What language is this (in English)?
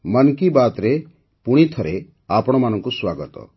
Odia